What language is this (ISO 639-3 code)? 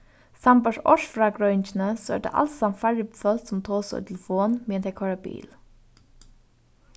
fao